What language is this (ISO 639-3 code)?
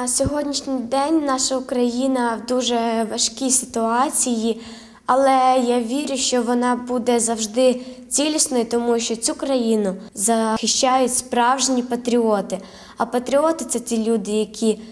ukr